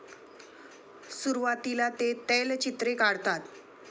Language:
Marathi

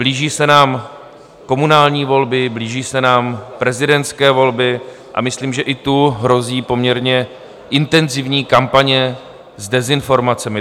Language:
Czech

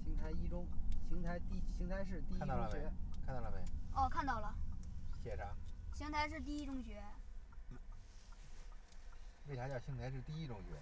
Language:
Chinese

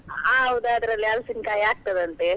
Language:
Kannada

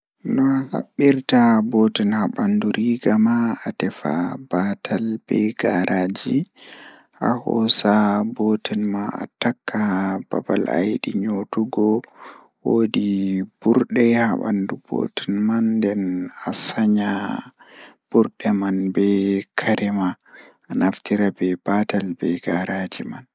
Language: Fula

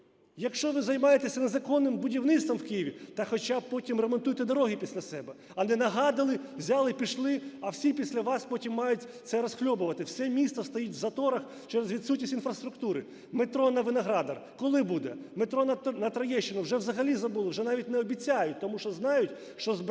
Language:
Ukrainian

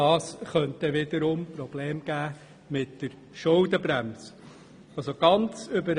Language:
Swiss German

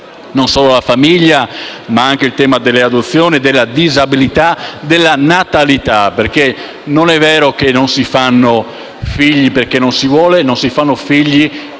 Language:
Italian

